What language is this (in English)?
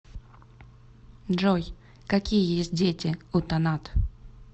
Russian